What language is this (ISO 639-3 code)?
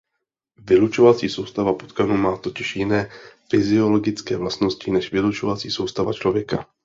ces